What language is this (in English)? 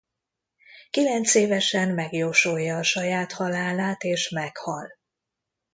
Hungarian